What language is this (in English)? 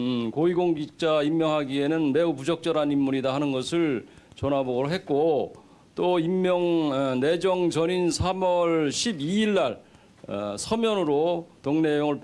Korean